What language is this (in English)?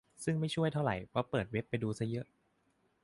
Thai